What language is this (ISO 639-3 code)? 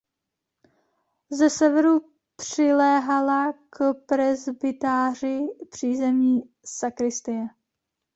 ces